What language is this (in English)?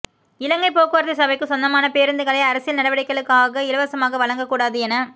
Tamil